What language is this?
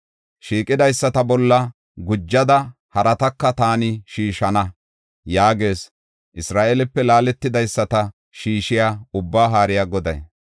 Gofa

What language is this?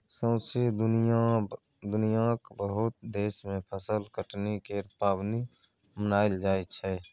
Maithili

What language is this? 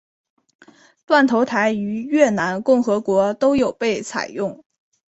Chinese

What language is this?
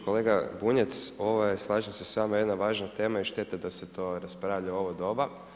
Croatian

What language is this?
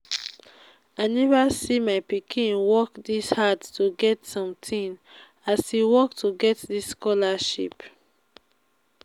Nigerian Pidgin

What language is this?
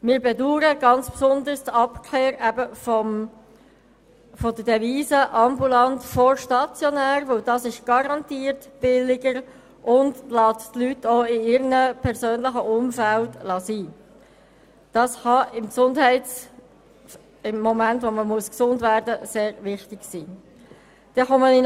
Swiss German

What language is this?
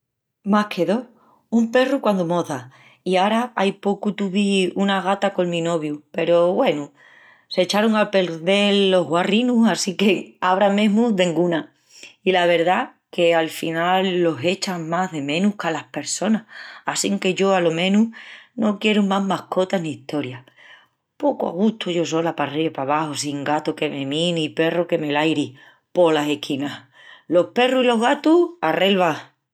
Extremaduran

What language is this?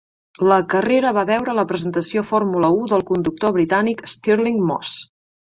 Catalan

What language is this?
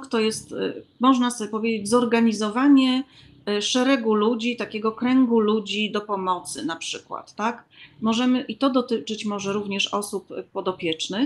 Polish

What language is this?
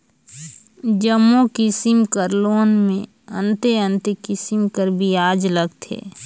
Chhattisgarhi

